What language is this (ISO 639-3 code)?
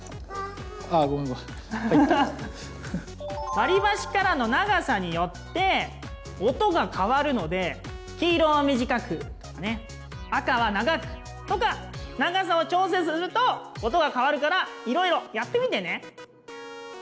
jpn